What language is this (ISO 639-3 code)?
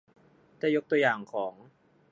tha